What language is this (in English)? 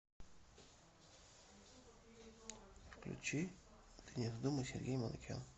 Russian